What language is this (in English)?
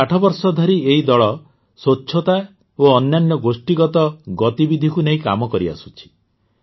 Odia